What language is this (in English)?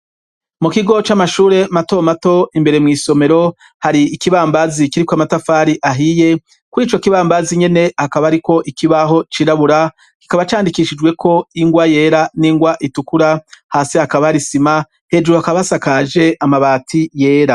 Rundi